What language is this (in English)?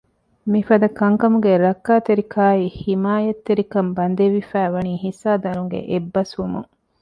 Divehi